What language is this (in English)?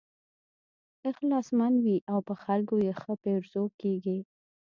Pashto